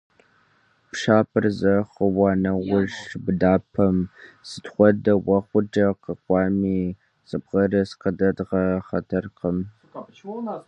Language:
Kabardian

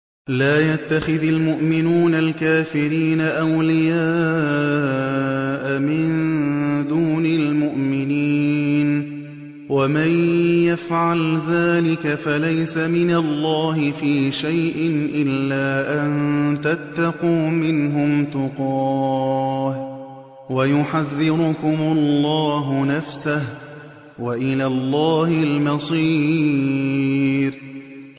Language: Arabic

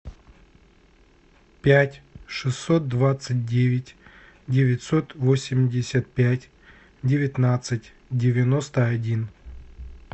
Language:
Russian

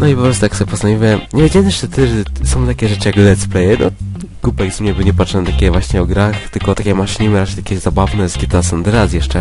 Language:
Polish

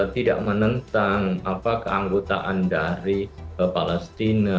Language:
Indonesian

